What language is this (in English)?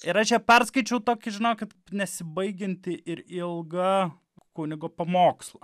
Lithuanian